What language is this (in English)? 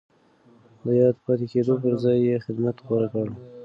Pashto